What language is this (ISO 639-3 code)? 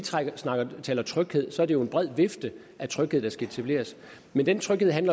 dan